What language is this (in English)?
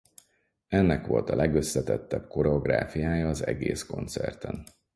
Hungarian